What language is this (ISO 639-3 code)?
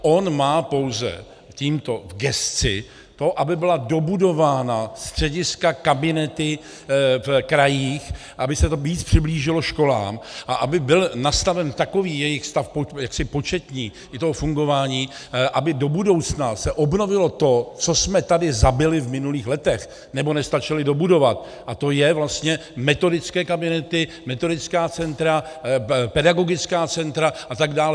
ces